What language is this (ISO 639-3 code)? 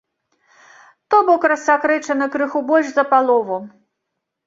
bel